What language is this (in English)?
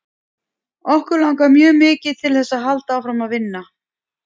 Icelandic